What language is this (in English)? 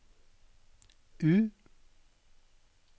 Norwegian